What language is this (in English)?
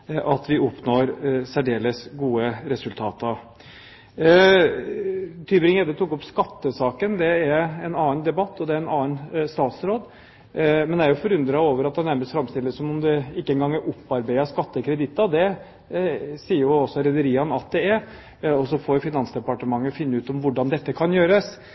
Norwegian Bokmål